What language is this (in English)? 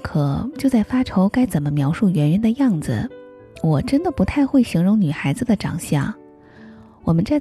Chinese